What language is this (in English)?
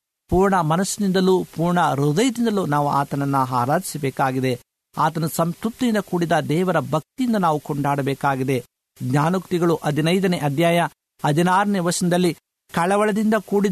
Kannada